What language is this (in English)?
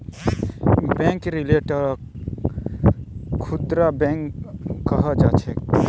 Magahi